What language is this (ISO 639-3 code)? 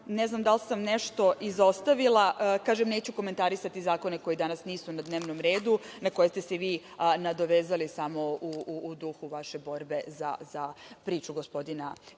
srp